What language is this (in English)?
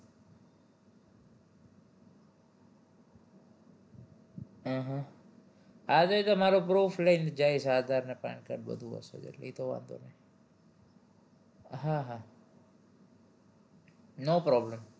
Gujarati